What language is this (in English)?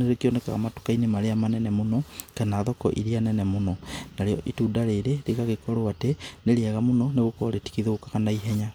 Kikuyu